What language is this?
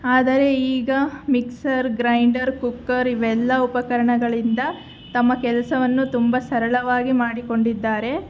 Kannada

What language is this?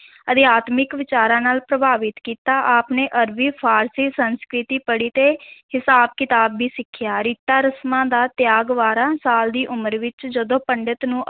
Punjabi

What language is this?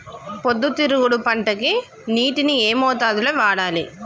Telugu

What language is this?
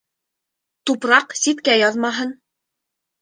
Bashkir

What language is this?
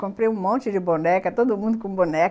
Portuguese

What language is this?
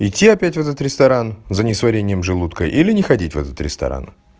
Russian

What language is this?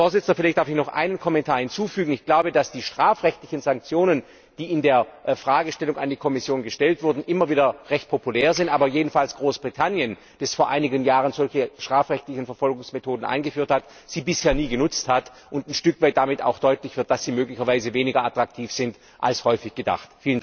German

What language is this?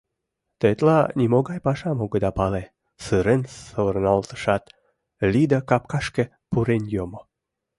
Mari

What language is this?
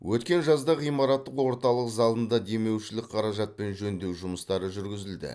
Kazakh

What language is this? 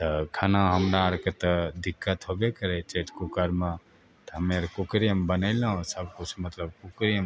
Maithili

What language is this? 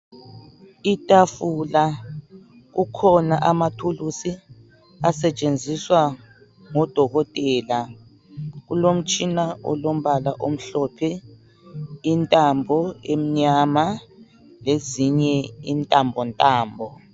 North Ndebele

